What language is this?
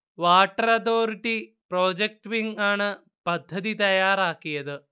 Malayalam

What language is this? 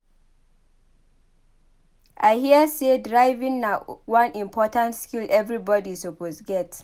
Nigerian Pidgin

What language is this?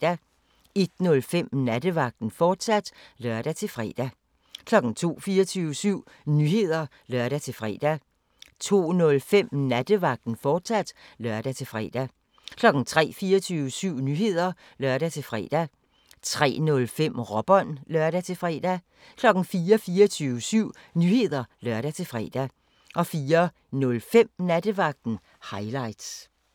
Danish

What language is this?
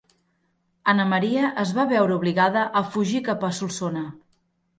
Catalan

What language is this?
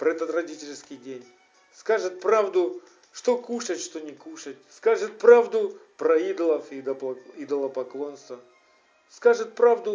Russian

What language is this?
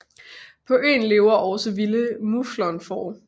Danish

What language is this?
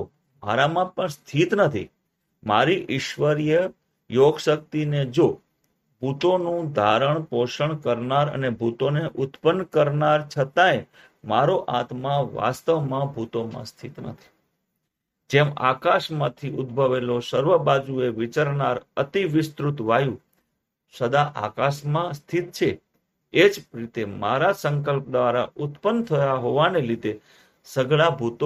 Gujarati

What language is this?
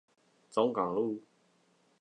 Chinese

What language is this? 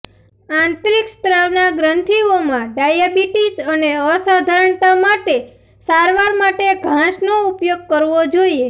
Gujarati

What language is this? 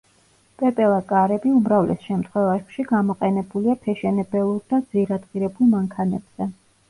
Georgian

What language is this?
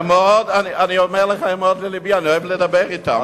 Hebrew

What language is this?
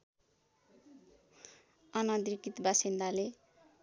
Nepali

